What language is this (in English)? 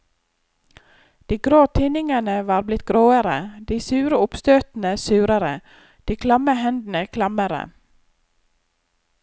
Norwegian